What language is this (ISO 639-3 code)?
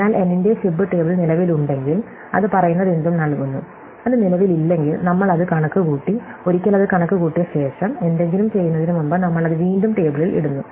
mal